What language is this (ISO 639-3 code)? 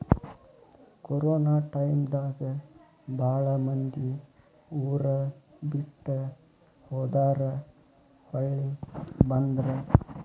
kan